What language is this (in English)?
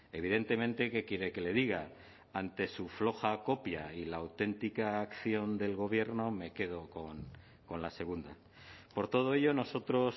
Spanish